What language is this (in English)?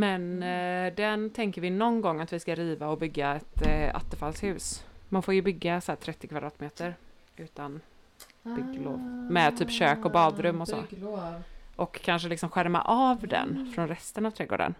Swedish